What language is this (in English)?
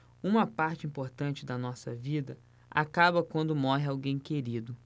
Portuguese